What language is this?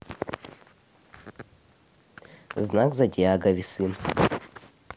Russian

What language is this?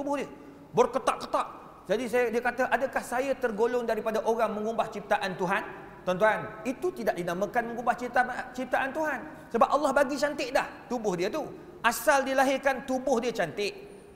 Malay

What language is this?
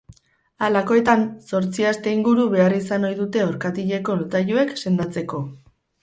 Basque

